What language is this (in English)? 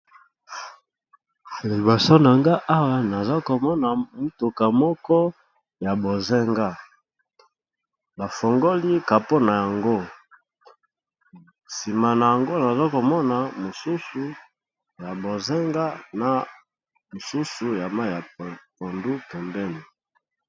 Lingala